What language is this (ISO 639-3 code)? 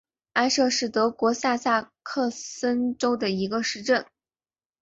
zho